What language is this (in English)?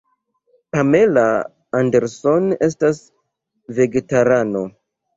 Esperanto